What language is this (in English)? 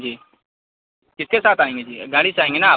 Urdu